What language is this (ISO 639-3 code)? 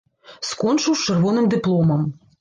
bel